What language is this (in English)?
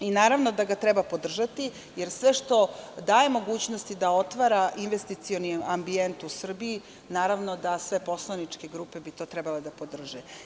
Serbian